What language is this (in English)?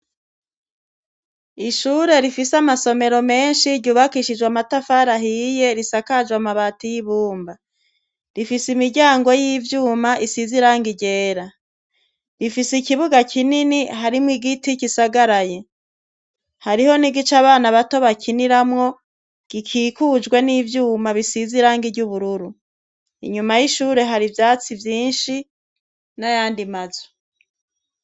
Rundi